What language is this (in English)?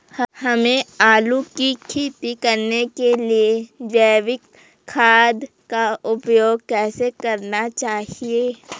Hindi